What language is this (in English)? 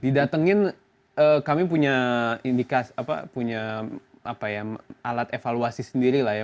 Indonesian